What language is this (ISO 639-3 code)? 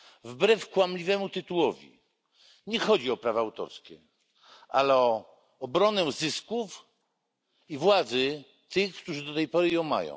pol